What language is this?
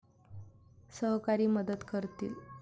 Marathi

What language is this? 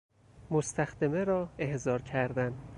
Persian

